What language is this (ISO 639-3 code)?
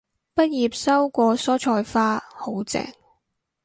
yue